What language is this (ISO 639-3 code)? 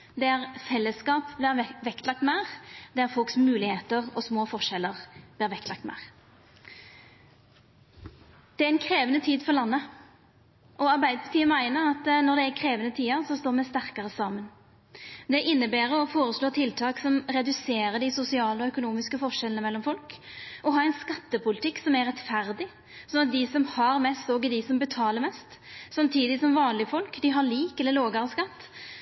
nno